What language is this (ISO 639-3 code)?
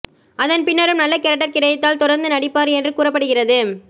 tam